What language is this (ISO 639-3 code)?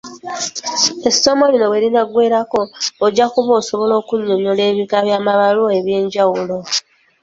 lug